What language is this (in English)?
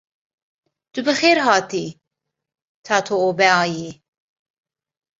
Kurdish